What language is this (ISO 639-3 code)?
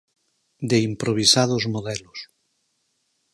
glg